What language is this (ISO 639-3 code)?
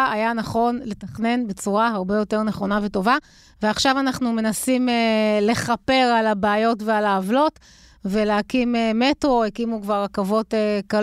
heb